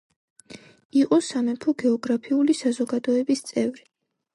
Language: Georgian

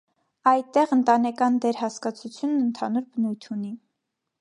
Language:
Armenian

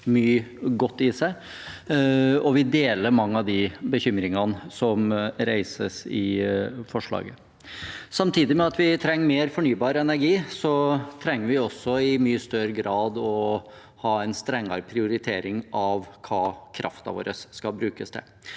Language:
Norwegian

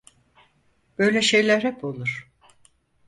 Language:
Turkish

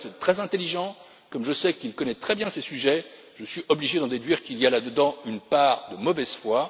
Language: French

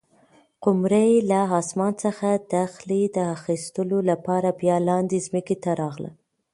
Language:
Pashto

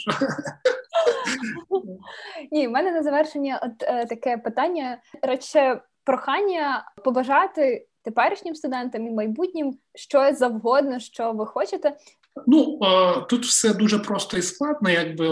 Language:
Ukrainian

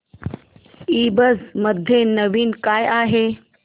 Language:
Marathi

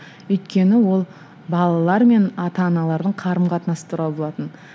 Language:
Kazakh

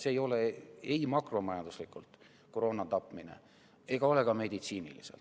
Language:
Estonian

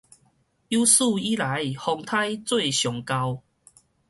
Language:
Min Nan Chinese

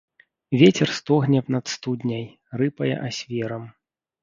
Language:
Belarusian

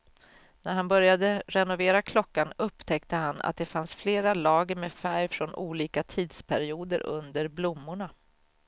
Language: Swedish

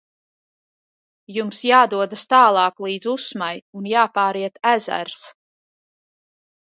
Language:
Latvian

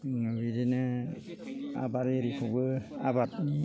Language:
Bodo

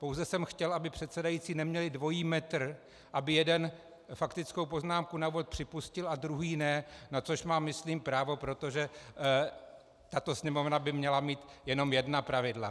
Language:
Czech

